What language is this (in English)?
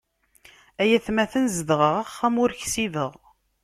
Kabyle